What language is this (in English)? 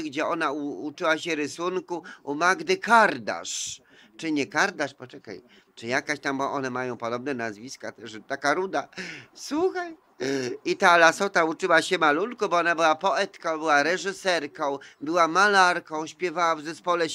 Polish